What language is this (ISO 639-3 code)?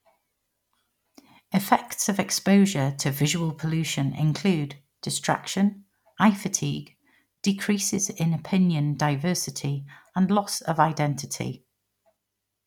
eng